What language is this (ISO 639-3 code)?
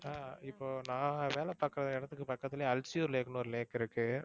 tam